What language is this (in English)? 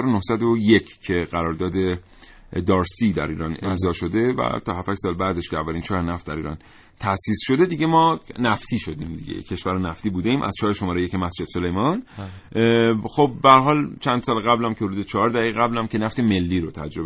Persian